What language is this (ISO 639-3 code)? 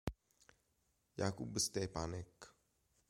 ita